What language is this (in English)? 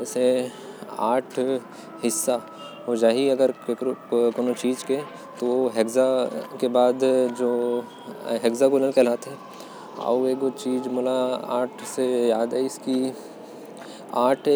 Korwa